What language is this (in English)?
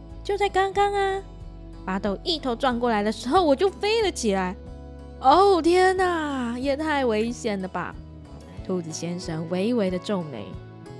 Chinese